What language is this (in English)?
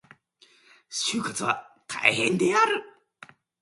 Japanese